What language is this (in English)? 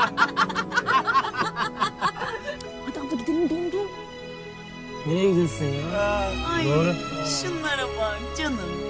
Turkish